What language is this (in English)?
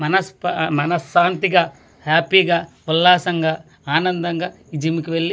Telugu